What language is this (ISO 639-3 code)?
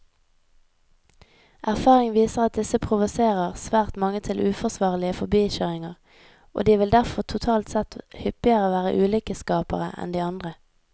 nor